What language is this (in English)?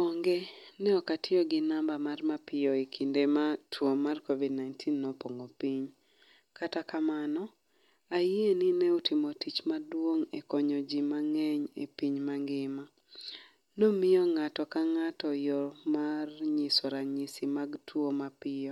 Luo (Kenya and Tanzania)